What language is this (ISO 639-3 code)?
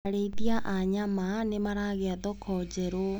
kik